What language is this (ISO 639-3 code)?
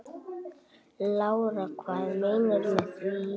isl